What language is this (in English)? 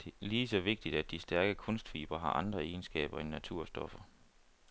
Danish